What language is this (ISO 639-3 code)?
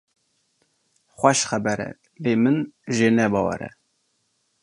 kur